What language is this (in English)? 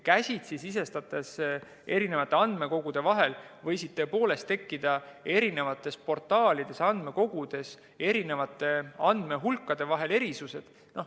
Estonian